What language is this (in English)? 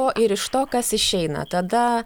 Lithuanian